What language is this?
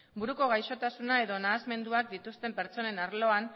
Basque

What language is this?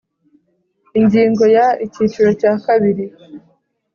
Kinyarwanda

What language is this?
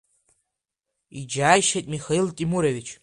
Abkhazian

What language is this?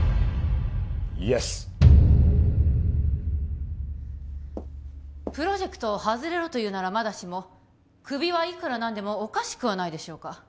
Japanese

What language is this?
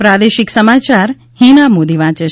Gujarati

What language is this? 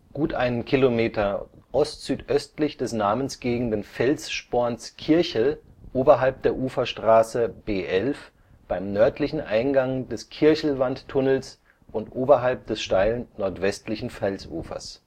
German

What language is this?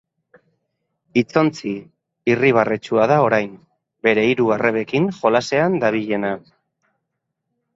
Basque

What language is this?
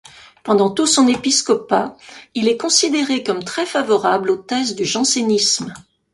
French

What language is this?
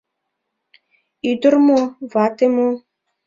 Mari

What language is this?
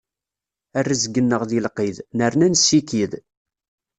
Kabyle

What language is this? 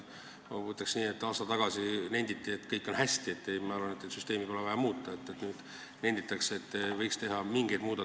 Estonian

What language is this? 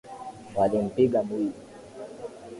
Swahili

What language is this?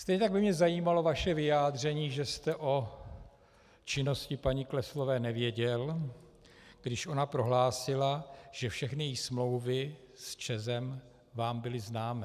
Czech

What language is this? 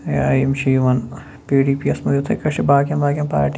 Kashmiri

